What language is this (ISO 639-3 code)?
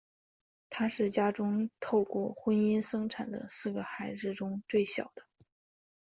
zho